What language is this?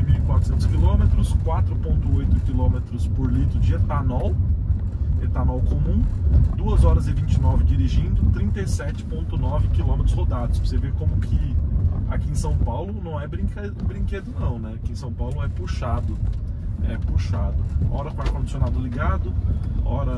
Portuguese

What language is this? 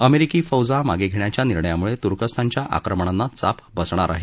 Marathi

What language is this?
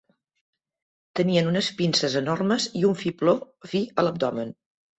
Catalan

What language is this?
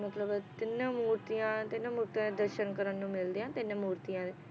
Punjabi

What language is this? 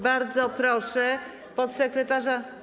Polish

